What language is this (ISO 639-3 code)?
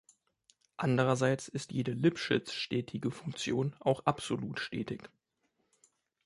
deu